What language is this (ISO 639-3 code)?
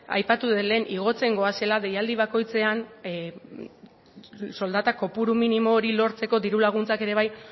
eus